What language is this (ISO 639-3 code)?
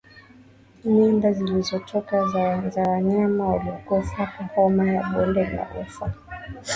swa